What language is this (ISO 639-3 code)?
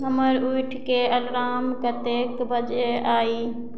mai